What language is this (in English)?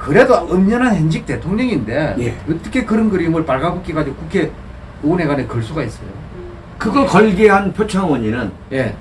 Korean